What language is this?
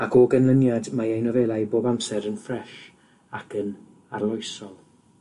Welsh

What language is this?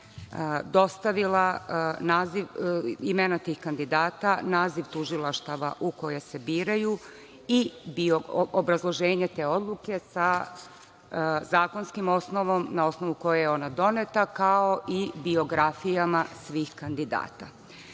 Serbian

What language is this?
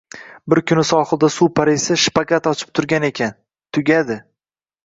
Uzbek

